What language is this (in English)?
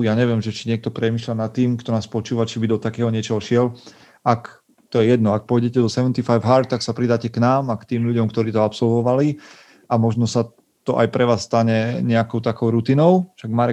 Slovak